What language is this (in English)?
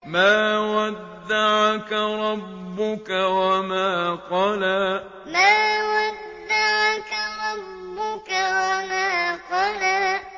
Arabic